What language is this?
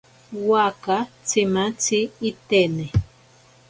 Ashéninka Perené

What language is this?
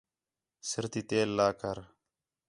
Khetrani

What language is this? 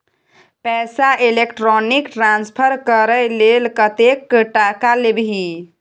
Maithili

